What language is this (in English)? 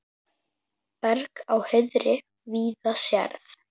Icelandic